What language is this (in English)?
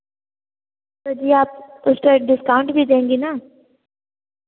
Hindi